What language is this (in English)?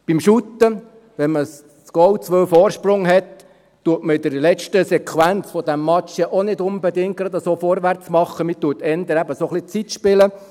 Swiss German